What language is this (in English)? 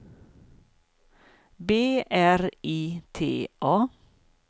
Swedish